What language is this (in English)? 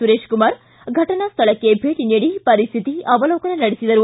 Kannada